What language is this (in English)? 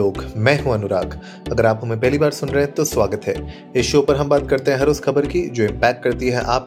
Hindi